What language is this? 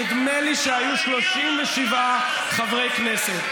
Hebrew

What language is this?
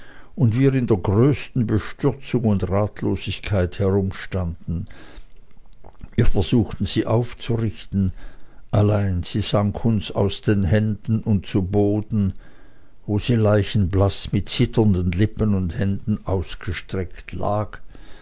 German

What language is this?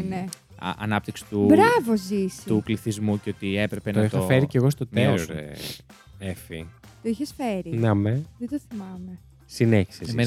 Greek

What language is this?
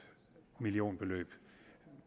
Danish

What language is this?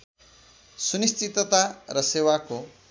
Nepali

